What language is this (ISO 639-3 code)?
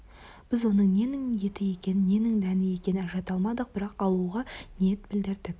kaz